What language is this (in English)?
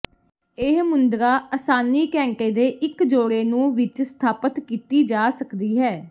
Punjabi